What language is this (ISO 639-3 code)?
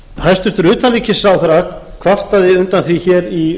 isl